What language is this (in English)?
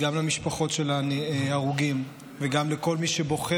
Hebrew